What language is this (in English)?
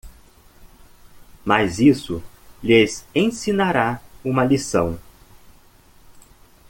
Portuguese